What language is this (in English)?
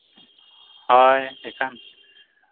Santali